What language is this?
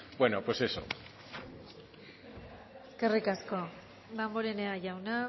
Basque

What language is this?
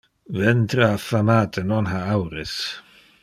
Interlingua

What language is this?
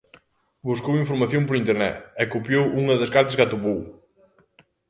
Galician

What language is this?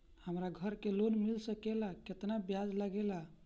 Bhojpuri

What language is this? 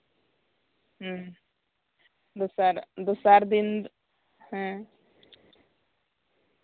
Santali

